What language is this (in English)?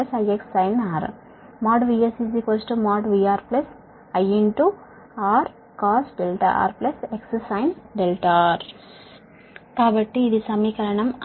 Telugu